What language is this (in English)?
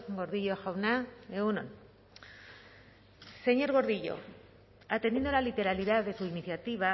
Spanish